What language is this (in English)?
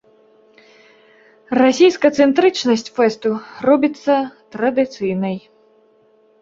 Belarusian